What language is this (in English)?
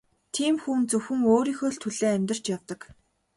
Mongolian